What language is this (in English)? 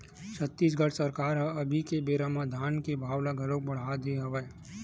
Chhattisgarhi